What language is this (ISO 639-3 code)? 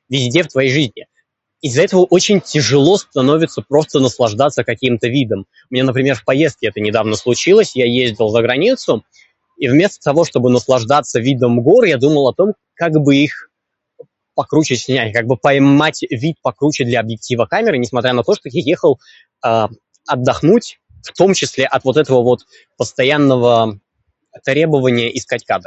rus